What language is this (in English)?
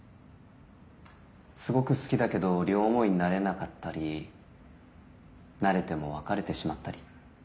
Japanese